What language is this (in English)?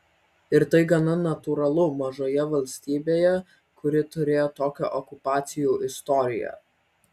Lithuanian